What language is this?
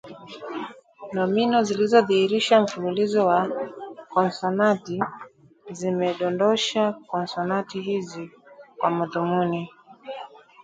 Swahili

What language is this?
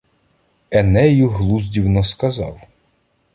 Ukrainian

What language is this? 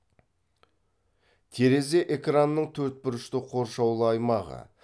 Kazakh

